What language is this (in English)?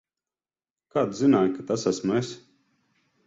Latvian